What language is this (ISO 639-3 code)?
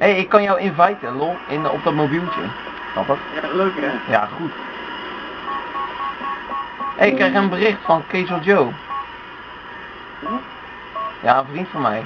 nld